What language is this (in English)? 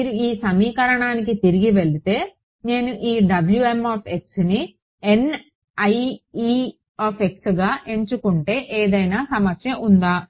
Telugu